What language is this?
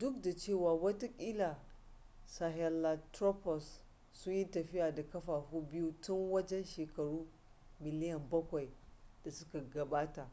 Hausa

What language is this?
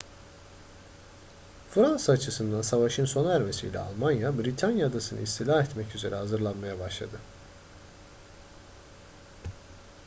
Turkish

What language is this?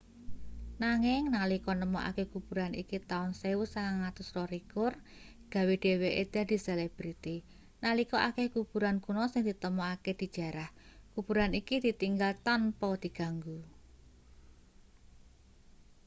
Javanese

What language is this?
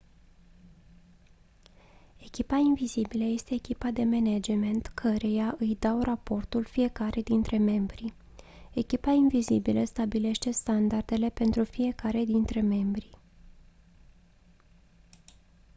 Romanian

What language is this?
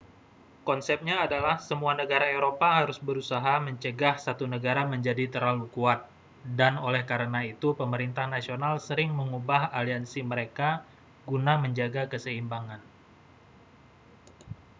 Indonesian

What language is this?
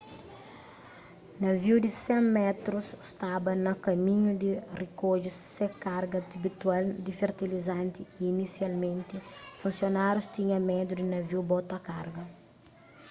Kabuverdianu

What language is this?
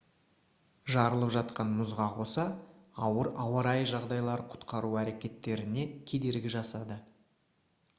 Kazakh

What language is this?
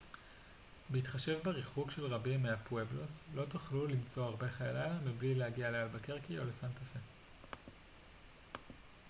Hebrew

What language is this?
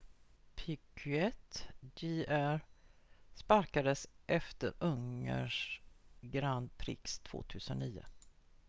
Swedish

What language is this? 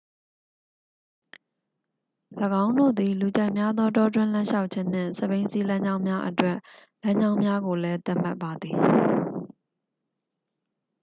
Burmese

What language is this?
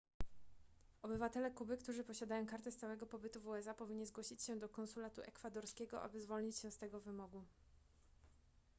Polish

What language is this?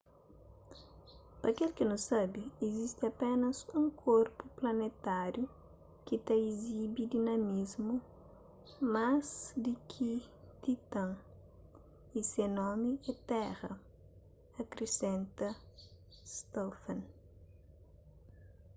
Kabuverdianu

